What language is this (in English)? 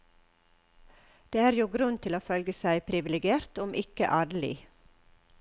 Norwegian